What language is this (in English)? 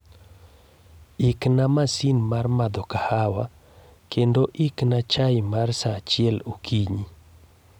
Luo (Kenya and Tanzania)